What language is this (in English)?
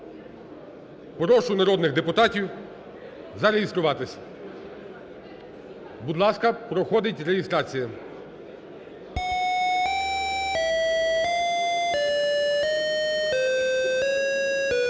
Ukrainian